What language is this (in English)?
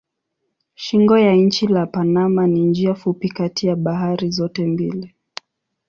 Swahili